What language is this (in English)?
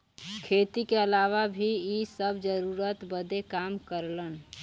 Bhojpuri